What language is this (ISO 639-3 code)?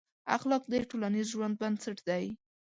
pus